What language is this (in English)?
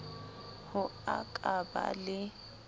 Southern Sotho